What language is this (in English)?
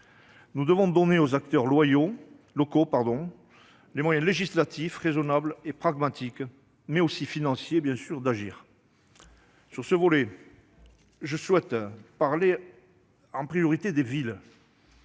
French